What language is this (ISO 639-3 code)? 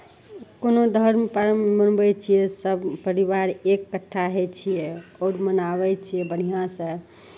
mai